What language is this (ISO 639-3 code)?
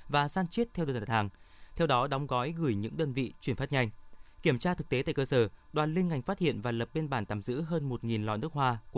vie